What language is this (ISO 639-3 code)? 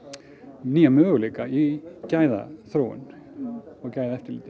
isl